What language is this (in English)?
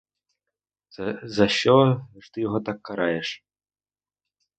Ukrainian